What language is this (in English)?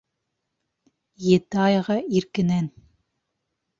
Bashkir